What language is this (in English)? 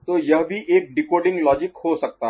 Hindi